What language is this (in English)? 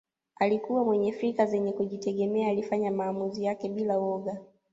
Swahili